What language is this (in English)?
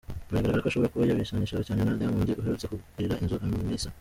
Kinyarwanda